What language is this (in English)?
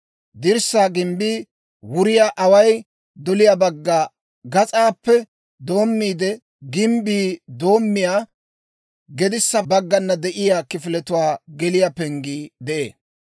Dawro